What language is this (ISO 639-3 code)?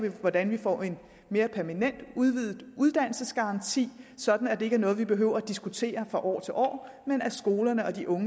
dan